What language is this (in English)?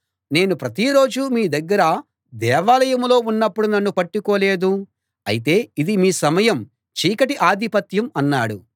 Telugu